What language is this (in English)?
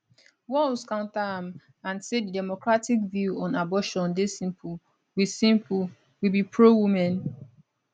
Nigerian Pidgin